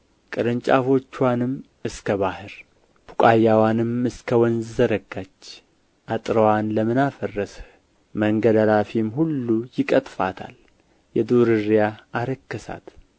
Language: Amharic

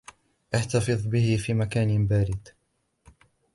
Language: Arabic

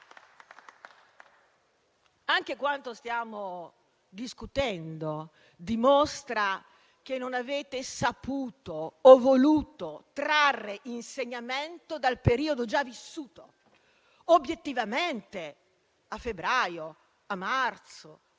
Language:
Italian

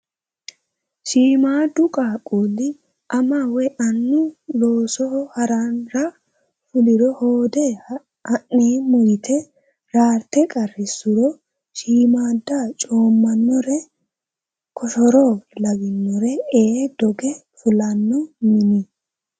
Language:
Sidamo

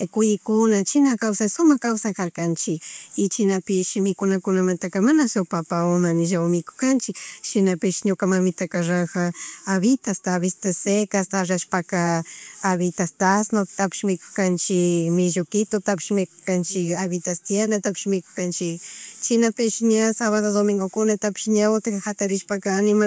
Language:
Chimborazo Highland Quichua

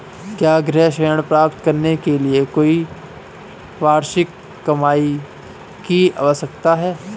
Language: Hindi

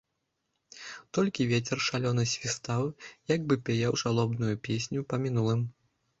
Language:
Belarusian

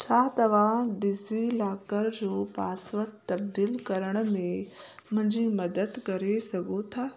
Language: Sindhi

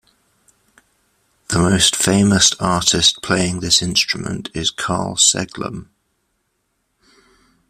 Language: English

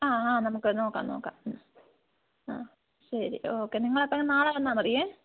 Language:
Malayalam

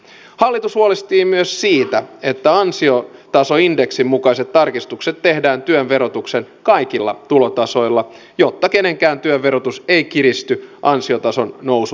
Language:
Finnish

